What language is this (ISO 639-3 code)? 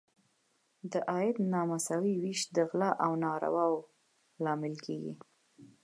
pus